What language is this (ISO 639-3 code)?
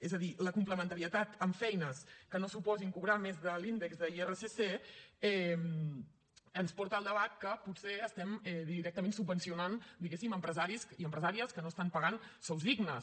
cat